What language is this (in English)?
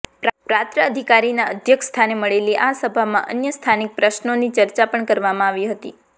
Gujarati